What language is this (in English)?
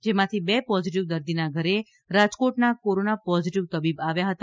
Gujarati